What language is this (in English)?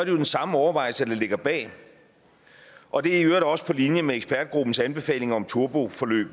Danish